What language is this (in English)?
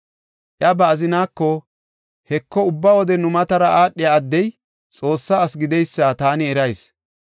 Gofa